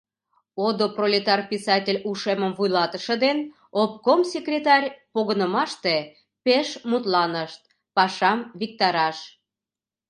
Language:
Mari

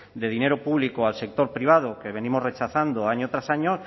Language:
Spanish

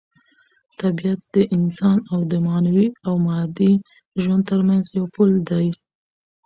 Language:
Pashto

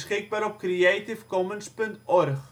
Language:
Dutch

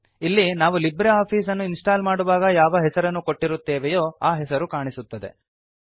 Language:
Kannada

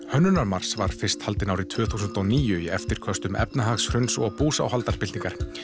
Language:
Icelandic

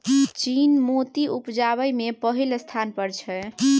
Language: Maithili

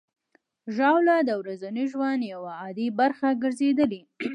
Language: Pashto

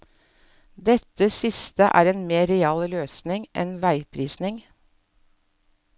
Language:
Norwegian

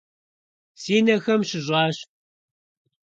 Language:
Kabardian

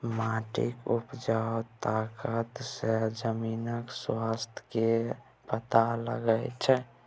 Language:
Maithili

